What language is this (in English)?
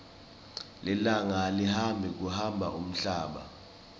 Swati